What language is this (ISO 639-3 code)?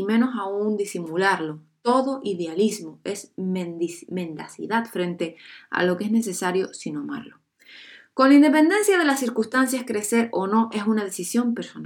spa